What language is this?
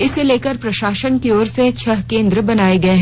Hindi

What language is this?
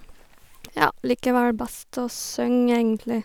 Norwegian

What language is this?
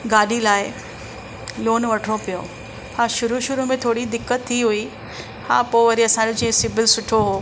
Sindhi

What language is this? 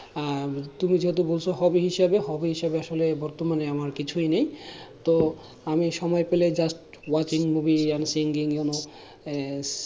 Bangla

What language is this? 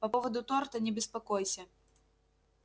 Russian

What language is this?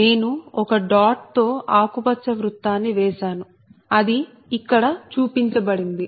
Telugu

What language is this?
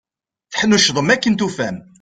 Kabyle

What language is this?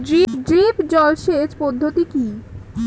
Bangla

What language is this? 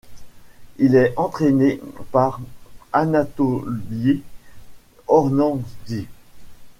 French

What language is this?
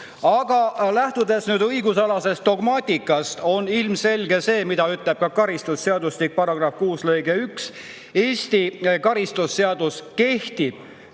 Estonian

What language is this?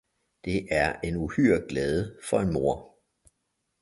Danish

